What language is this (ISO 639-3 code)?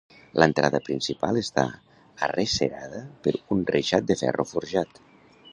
cat